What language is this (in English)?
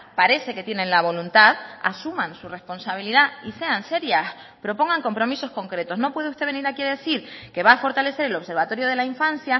Spanish